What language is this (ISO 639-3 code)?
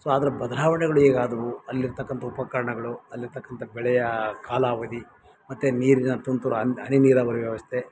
kan